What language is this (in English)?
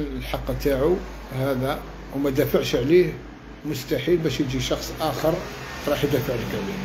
Arabic